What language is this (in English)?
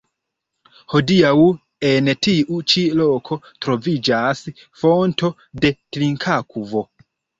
Esperanto